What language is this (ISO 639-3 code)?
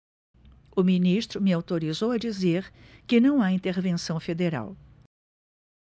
por